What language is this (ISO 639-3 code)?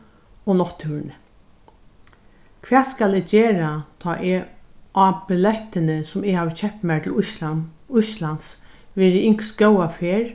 fao